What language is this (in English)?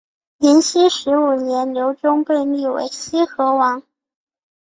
Chinese